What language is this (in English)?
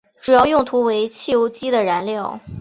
Chinese